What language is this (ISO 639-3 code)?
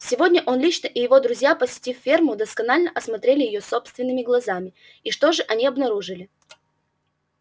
rus